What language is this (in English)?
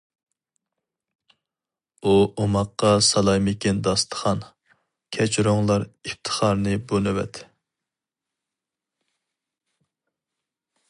Uyghur